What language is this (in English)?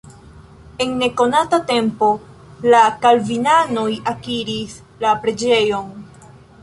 Esperanto